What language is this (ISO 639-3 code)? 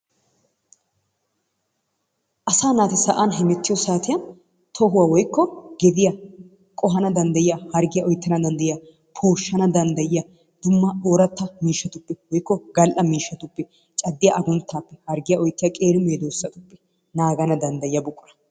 wal